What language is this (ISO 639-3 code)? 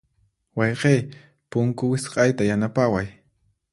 qxp